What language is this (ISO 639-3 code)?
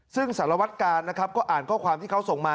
tha